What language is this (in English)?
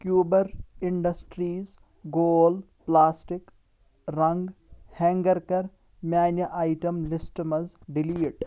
Kashmiri